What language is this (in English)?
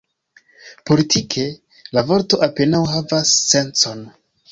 Esperanto